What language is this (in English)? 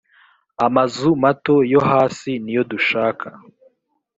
Kinyarwanda